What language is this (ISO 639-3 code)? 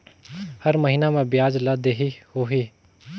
hne